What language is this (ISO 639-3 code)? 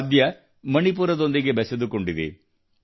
kan